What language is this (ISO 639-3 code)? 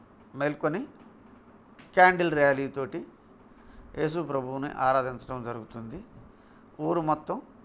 tel